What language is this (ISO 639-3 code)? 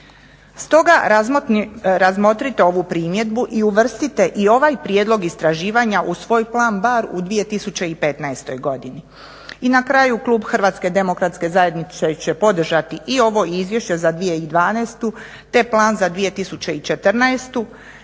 hrv